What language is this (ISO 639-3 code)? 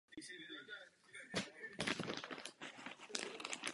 ces